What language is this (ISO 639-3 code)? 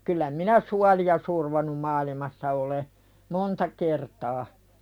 fin